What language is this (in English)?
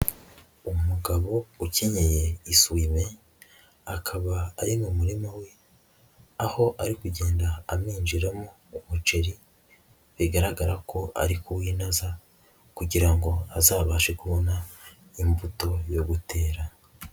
Kinyarwanda